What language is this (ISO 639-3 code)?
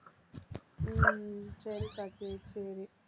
tam